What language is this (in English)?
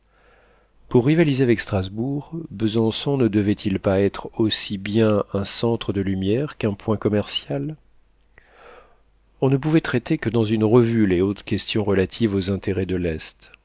French